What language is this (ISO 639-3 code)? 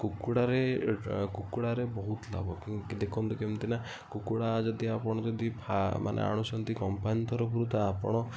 ori